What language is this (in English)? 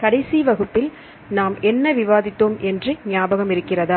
Tamil